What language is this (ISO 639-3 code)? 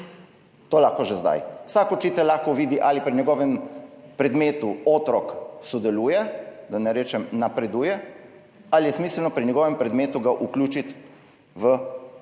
slv